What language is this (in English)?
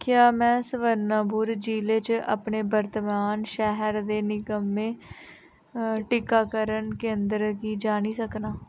Dogri